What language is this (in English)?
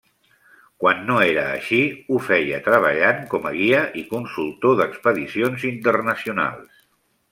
Catalan